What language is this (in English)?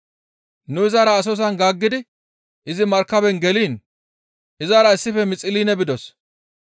Gamo